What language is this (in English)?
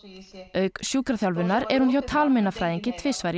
Icelandic